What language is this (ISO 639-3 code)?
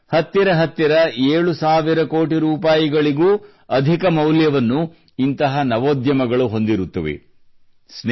kan